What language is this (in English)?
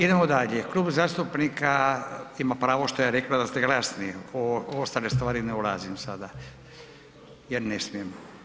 Croatian